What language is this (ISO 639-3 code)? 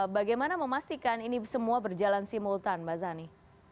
ind